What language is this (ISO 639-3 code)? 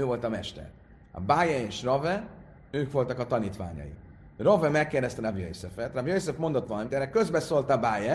hun